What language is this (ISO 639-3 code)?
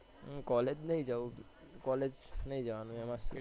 guj